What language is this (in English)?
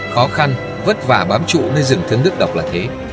Vietnamese